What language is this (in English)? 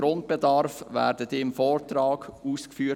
Swiss German